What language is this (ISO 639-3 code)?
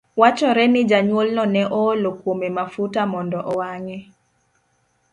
luo